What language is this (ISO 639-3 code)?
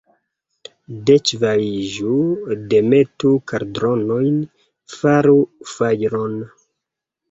epo